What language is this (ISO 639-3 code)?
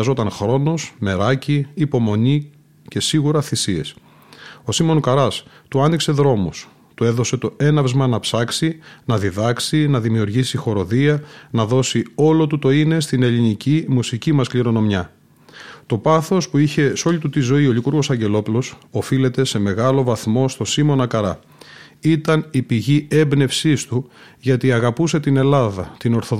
ell